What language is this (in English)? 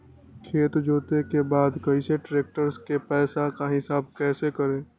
Magahi